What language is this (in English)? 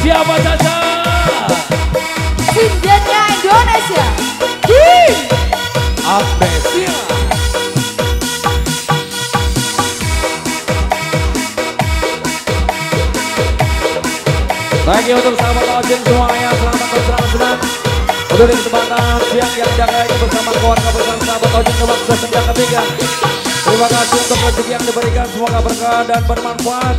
Indonesian